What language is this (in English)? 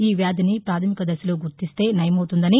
Telugu